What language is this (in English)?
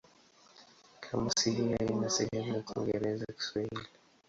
Swahili